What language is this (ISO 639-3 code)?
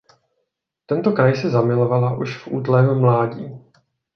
ces